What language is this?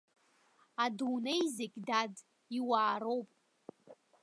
Abkhazian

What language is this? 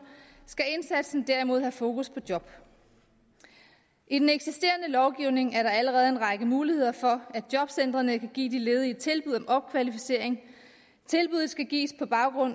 Danish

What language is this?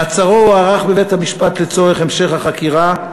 Hebrew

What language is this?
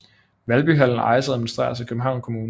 Danish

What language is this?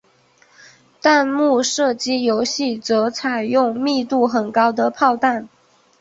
Chinese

